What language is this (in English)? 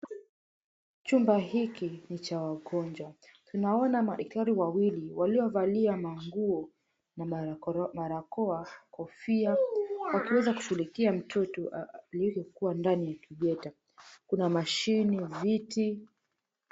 Swahili